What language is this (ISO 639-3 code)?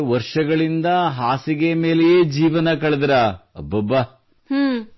kan